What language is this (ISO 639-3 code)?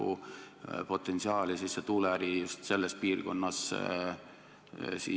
est